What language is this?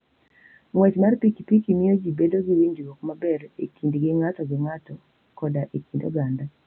Luo (Kenya and Tanzania)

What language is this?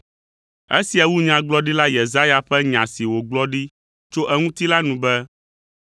Ewe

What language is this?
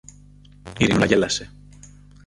Greek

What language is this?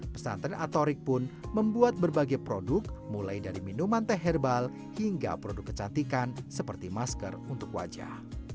Indonesian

